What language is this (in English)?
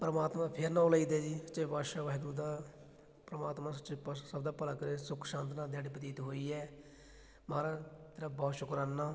Punjabi